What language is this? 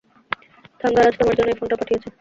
Bangla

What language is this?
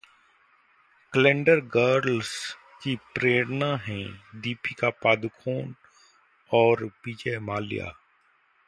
Hindi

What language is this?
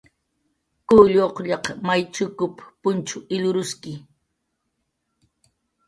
Jaqaru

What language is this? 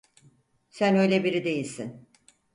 Turkish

